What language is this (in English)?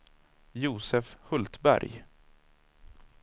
Swedish